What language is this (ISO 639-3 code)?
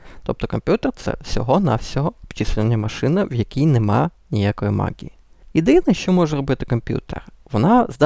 ukr